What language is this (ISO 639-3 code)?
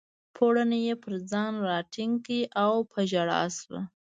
pus